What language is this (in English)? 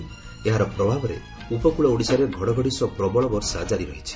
Odia